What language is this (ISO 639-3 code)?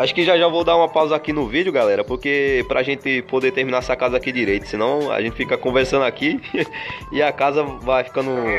por